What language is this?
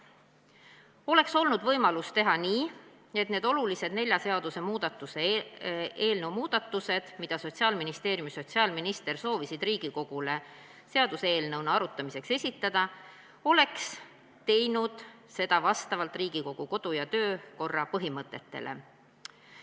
Estonian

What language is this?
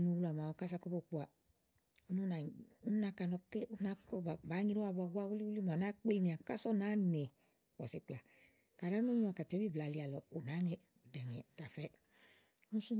Igo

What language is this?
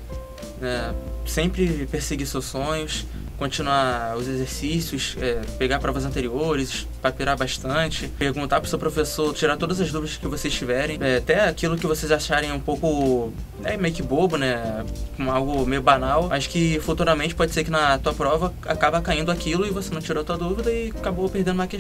Portuguese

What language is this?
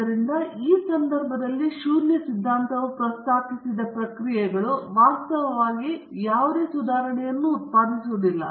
Kannada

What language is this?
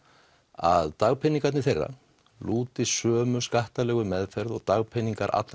Icelandic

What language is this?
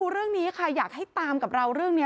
Thai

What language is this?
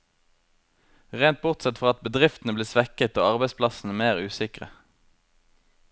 Norwegian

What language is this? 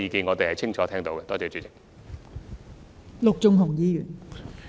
Cantonese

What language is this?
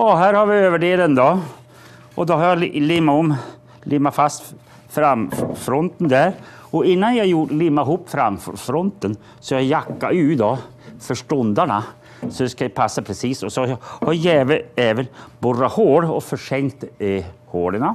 Swedish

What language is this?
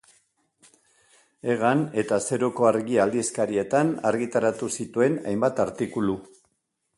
Basque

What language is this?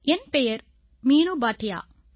Tamil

